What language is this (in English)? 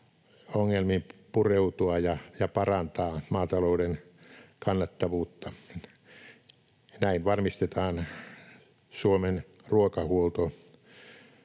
Finnish